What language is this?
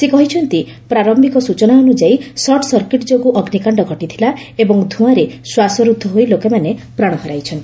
Odia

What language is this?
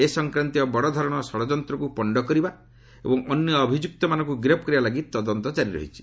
Odia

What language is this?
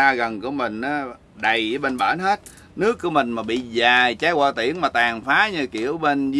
Vietnamese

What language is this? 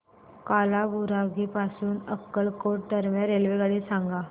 Marathi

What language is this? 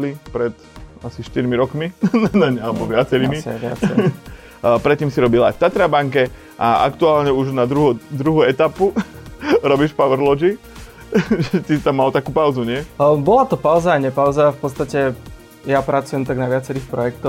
Slovak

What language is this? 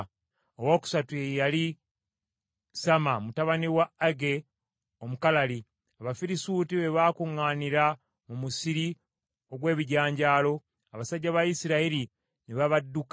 Ganda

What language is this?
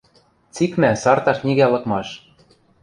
Western Mari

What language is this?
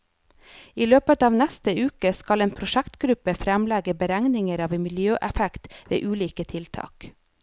Norwegian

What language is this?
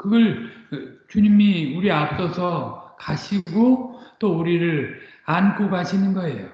Korean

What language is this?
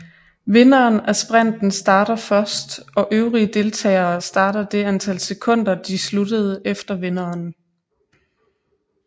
Danish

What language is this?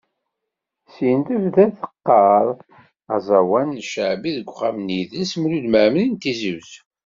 Kabyle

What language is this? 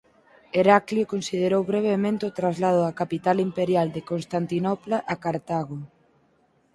Galician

